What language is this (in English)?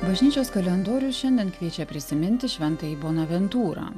Lithuanian